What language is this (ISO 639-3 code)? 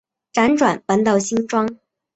zho